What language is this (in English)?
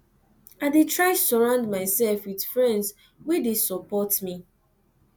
Nigerian Pidgin